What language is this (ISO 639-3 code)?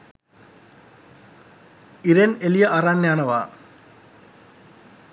sin